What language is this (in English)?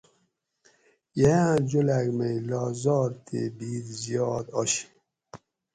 Gawri